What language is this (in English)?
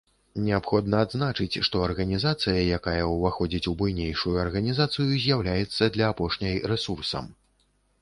Belarusian